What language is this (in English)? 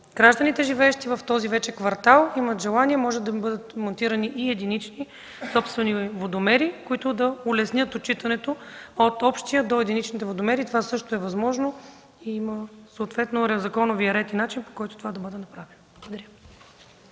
Bulgarian